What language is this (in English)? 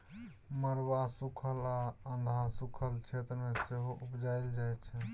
Maithili